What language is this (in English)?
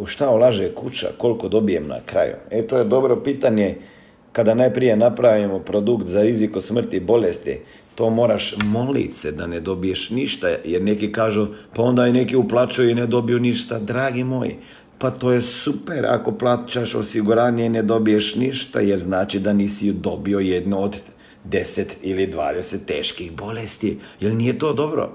Croatian